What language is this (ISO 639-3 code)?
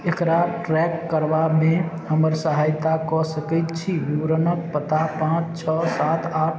mai